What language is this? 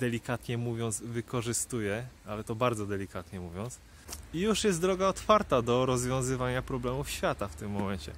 Polish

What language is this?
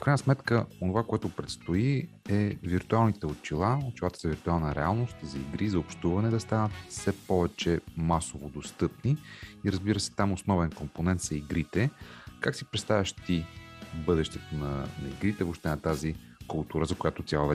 Bulgarian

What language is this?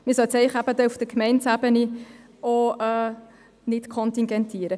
Swiss German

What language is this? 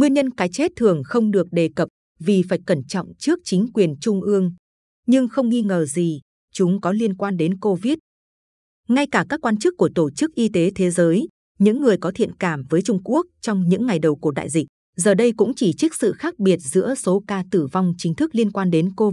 Vietnamese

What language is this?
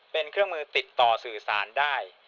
Thai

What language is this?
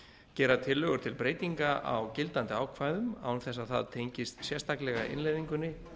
Icelandic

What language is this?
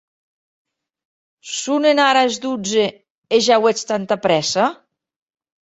Occitan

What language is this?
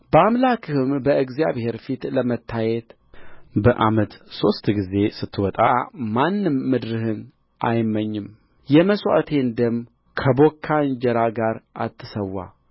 Amharic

